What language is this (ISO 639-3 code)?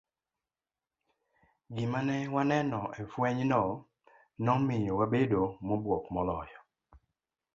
luo